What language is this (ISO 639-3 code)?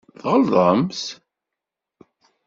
kab